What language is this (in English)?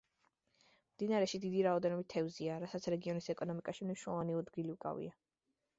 Georgian